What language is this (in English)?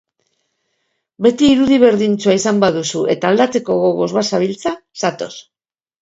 Basque